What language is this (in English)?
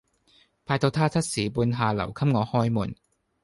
Cantonese